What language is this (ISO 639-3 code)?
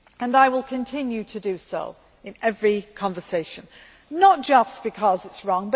eng